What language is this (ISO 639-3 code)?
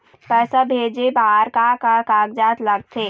hne